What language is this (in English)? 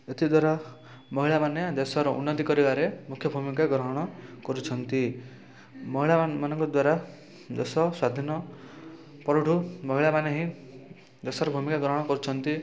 Odia